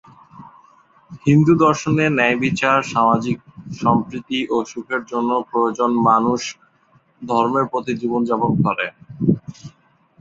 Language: Bangla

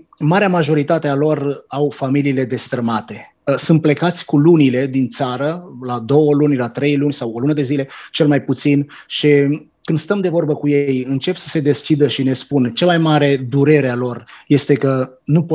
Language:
Romanian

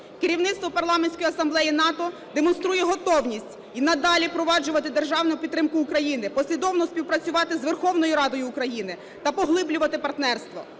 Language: Ukrainian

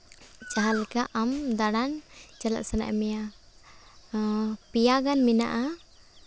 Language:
Santali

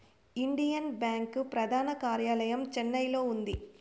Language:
Telugu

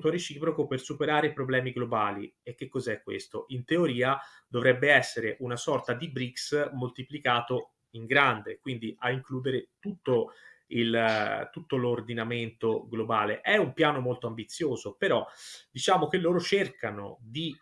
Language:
Italian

